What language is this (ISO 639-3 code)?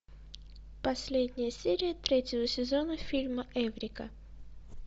rus